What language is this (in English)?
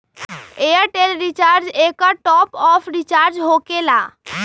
Magahi